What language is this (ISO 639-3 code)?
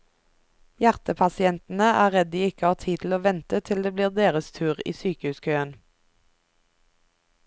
nor